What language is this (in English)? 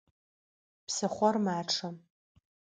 Adyghe